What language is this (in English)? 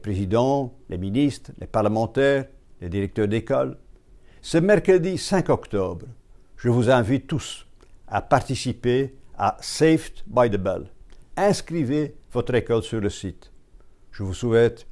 French